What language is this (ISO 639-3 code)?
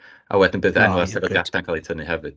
cym